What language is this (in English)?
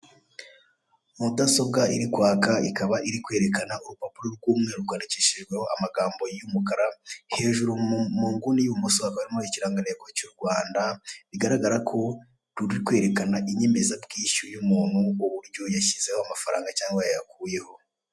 Kinyarwanda